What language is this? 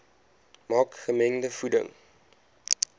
Afrikaans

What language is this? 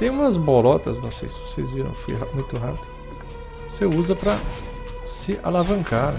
Portuguese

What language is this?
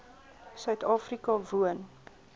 Afrikaans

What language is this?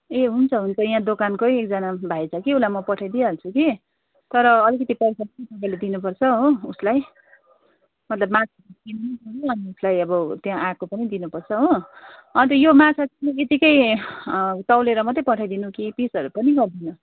Nepali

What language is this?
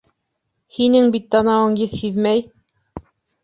Bashkir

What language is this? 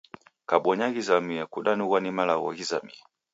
Taita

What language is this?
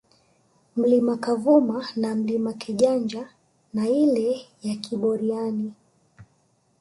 Swahili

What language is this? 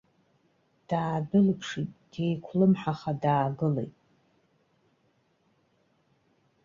Abkhazian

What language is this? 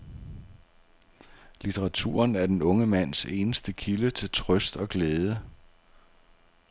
Danish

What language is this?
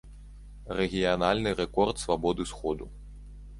Belarusian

